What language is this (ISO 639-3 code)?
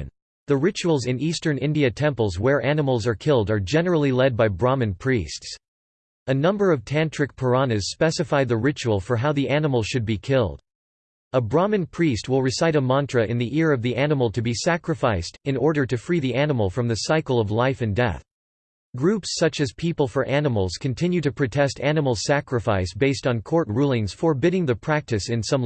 eng